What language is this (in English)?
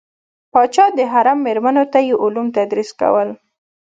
Pashto